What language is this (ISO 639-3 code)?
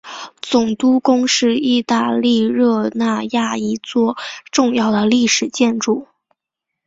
zho